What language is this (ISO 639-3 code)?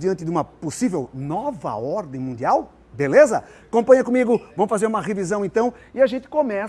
por